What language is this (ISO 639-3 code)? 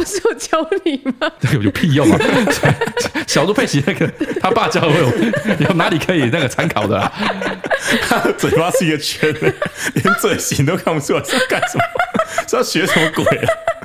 zho